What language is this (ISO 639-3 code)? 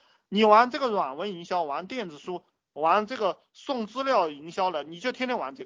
zho